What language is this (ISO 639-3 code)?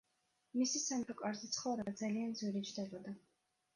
kat